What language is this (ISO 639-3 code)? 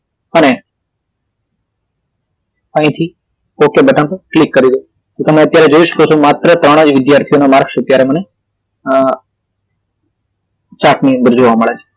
guj